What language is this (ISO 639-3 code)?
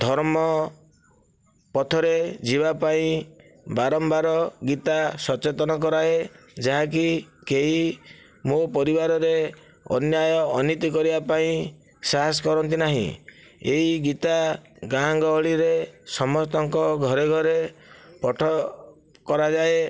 ori